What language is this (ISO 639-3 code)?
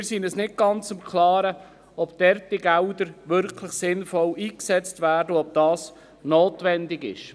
gsw